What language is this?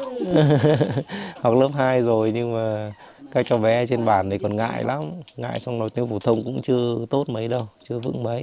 Vietnamese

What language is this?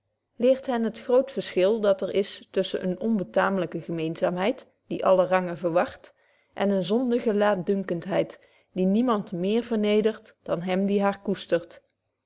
Dutch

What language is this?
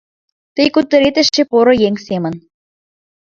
Mari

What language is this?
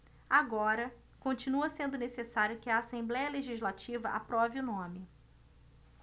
Portuguese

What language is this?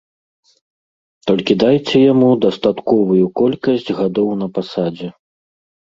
Belarusian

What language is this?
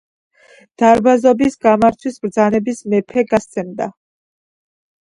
Georgian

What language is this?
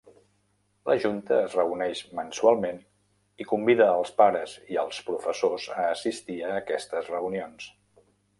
Catalan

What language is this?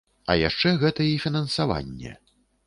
Belarusian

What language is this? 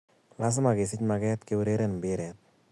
Kalenjin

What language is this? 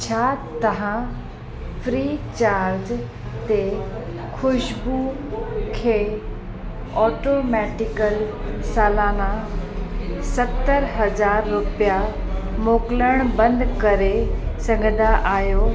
Sindhi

